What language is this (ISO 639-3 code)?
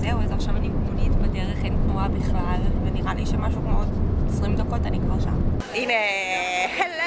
heb